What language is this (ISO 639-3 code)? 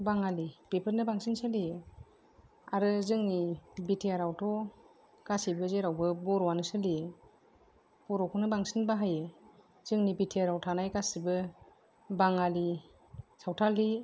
brx